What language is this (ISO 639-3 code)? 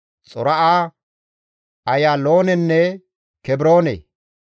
gmv